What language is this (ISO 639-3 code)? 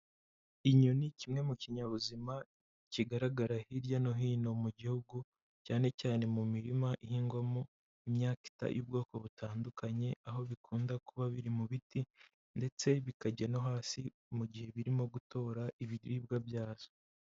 kin